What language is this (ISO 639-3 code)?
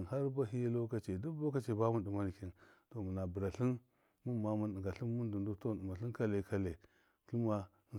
mkf